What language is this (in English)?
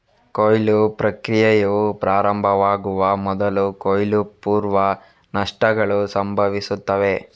Kannada